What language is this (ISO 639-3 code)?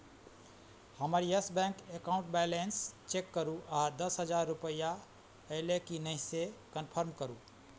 mai